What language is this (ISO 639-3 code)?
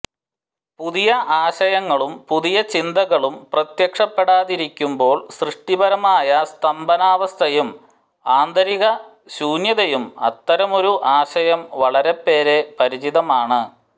mal